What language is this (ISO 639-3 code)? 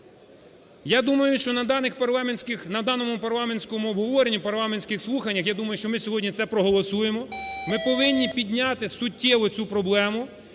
ukr